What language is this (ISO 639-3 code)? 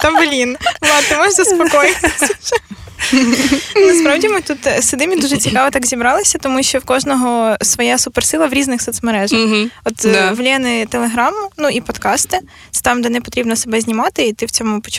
ukr